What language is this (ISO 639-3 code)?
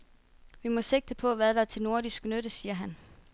dan